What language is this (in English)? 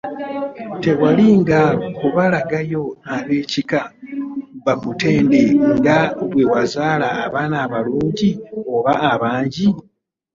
Ganda